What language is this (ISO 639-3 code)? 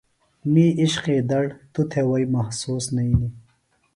phl